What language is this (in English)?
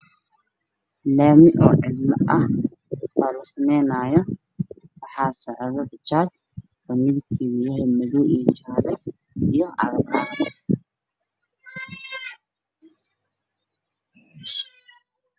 Somali